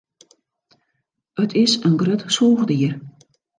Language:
Western Frisian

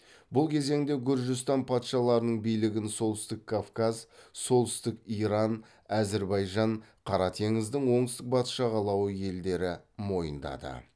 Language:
Kazakh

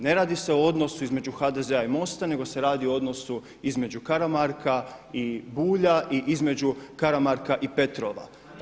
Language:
Croatian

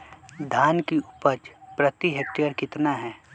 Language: Magahi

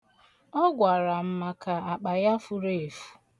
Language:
Igbo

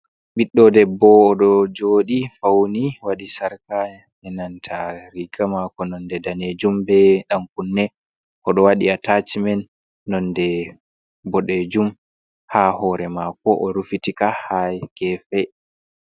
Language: Fula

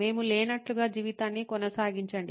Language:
Telugu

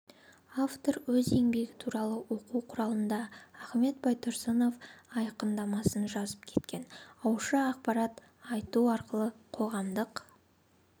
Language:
Kazakh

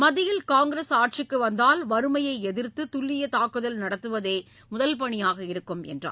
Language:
Tamil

